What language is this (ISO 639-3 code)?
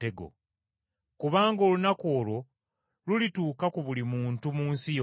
lug